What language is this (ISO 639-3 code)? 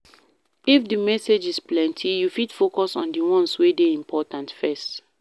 pcm